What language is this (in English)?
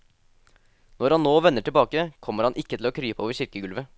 Norwegian